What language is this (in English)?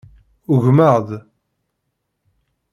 Kabyle